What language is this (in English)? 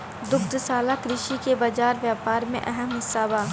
Bhojpuri